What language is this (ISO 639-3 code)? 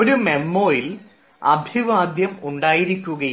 mal